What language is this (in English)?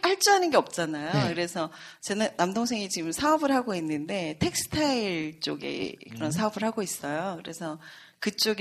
Korean